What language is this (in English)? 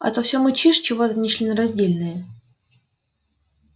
Russian